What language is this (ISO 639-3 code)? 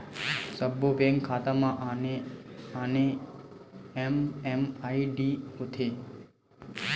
hne